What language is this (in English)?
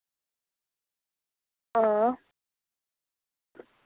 Dogri